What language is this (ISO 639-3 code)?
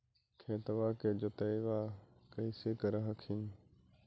mag